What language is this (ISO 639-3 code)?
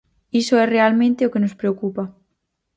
glg